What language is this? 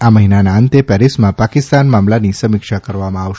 Gujarati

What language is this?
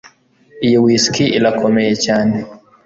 Kinyarwanda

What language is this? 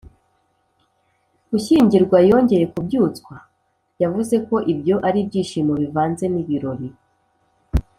Kinyarwanda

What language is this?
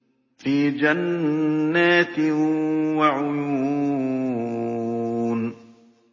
Arabic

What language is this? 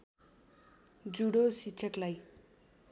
Nepali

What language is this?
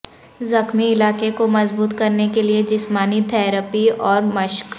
Urdu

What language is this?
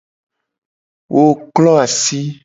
Gen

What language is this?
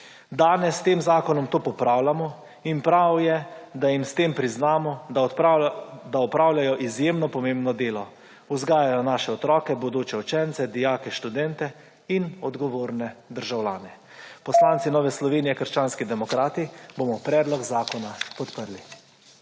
Slovenian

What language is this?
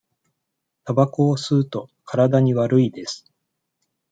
Japanese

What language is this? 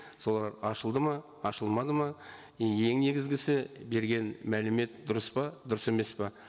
Kazakh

